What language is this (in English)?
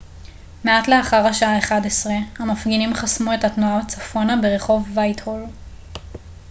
Hebrew